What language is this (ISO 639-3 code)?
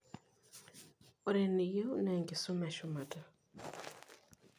mas